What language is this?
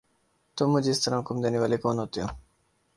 Urdu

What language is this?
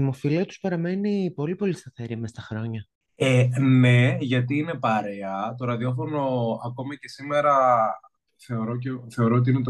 Greek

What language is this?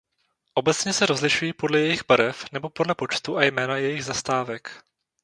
Czech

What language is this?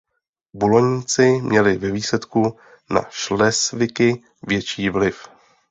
Czech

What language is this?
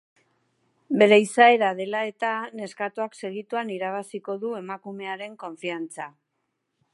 Basque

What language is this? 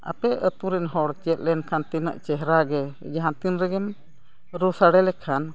Santali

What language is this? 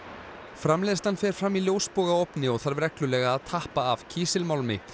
Icelandic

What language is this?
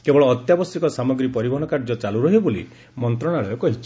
Odia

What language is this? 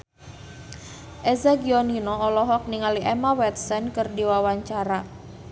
Sundanese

